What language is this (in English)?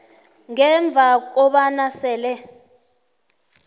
South Ndebele